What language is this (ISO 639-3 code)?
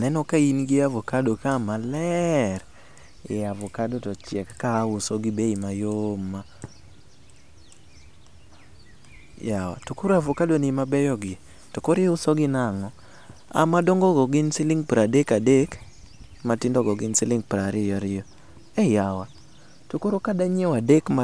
luo